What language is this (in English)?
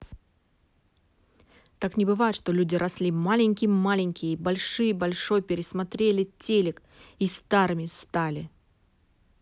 Russian